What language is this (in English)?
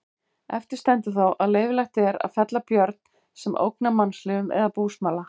Icelandic